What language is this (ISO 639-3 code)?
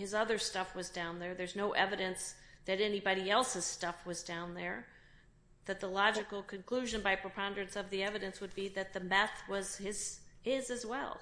eng